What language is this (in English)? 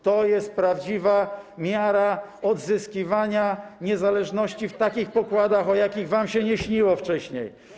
Polish